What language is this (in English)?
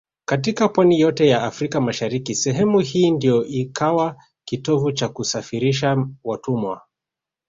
Swahili